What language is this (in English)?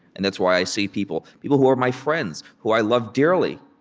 English